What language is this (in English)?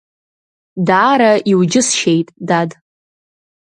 Abkhazian